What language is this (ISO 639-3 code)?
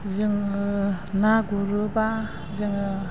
brx